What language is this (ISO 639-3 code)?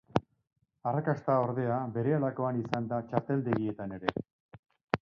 eus